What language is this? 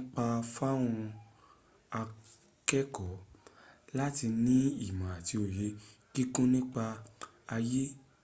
Yoruba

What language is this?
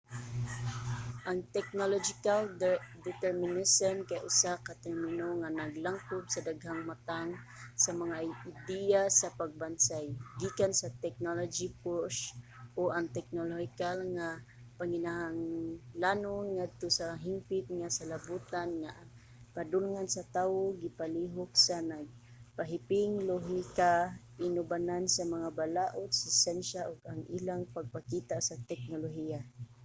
Cebuano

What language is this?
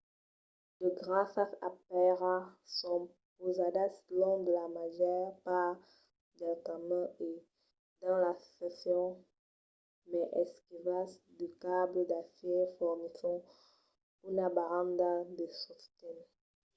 Occitan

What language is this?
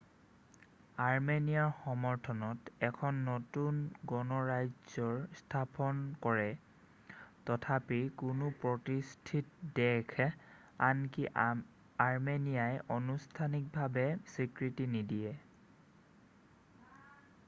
Assamese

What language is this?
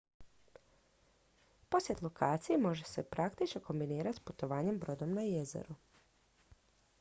Croatian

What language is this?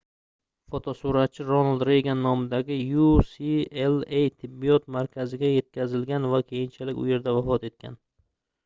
Uzbek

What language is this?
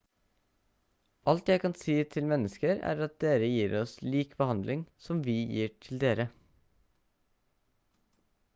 Norwegian Bokmål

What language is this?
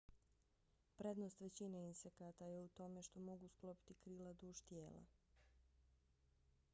Bosnian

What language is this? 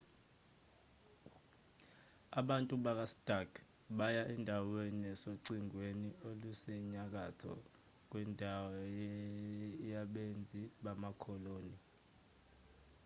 Zulu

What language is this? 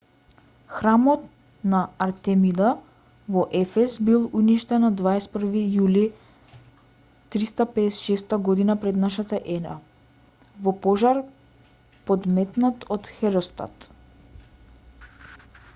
Macedonian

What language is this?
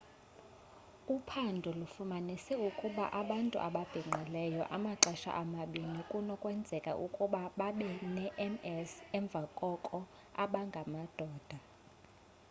Xhosa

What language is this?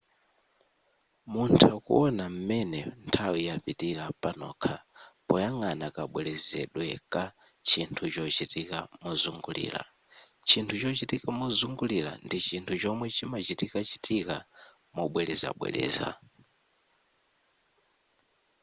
Nyanja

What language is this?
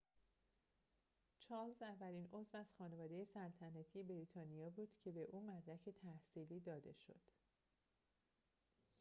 Persian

